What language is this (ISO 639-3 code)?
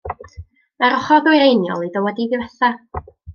cym